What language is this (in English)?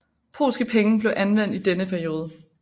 Danish